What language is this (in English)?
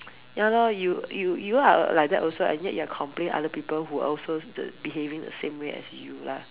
English